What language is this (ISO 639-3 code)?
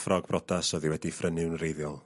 cym